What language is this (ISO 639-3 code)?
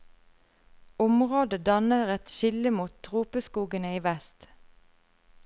nor